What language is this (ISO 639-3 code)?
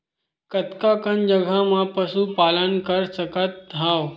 hne